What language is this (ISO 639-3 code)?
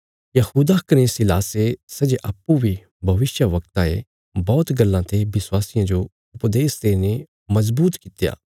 kfs